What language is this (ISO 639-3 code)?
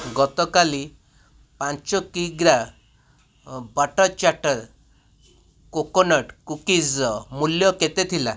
ori